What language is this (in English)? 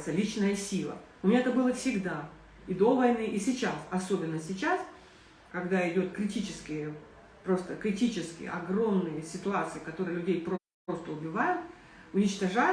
Russian